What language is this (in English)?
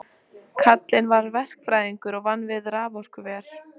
Icelandic